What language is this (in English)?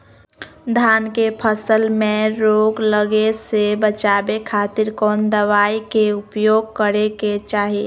Magahi